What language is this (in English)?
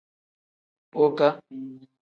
Tem